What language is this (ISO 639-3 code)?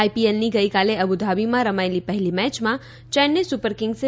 guj